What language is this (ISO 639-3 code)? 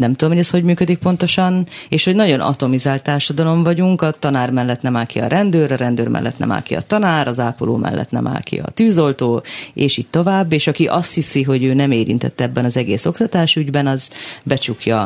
hun